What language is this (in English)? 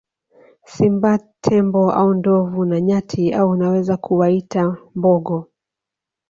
Swahili